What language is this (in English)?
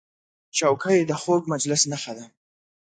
Pashto